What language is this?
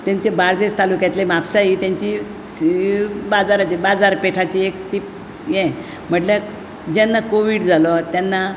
Konkani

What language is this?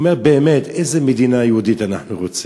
Hebrew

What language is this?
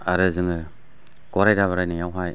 Bodo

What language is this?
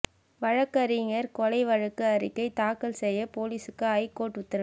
Tamil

